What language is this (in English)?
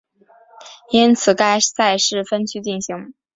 Chinese